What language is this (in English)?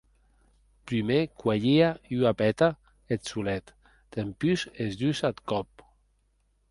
Occitan